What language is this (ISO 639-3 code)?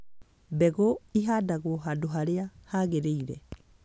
kik